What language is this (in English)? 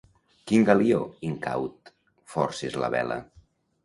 Catalan